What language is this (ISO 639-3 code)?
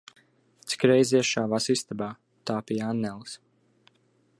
lav